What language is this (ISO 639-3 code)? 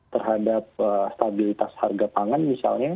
ind